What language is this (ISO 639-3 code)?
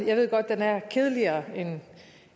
dan